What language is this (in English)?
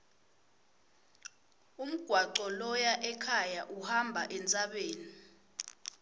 Swati